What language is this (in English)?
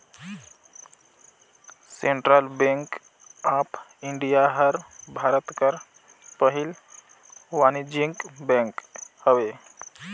Chhattisgarhi